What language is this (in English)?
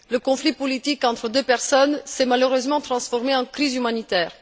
French